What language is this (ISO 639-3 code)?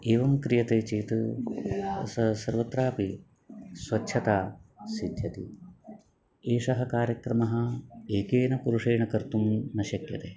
san